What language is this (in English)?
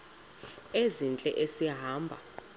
Xhosa